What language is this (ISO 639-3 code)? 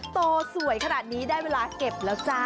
tha